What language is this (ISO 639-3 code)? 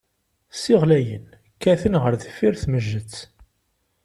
kab